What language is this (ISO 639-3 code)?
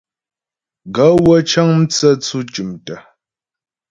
bbj